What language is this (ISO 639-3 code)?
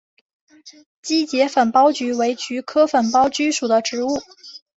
zho